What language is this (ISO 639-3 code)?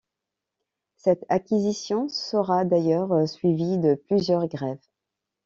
fra